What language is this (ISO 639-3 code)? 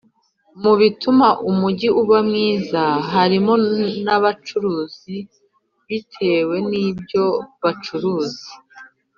kin